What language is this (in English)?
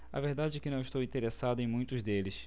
Portuguese